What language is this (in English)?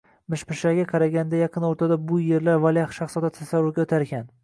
Uzbek